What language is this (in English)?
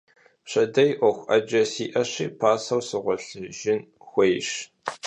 Kabardian